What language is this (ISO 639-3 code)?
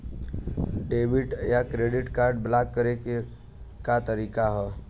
bho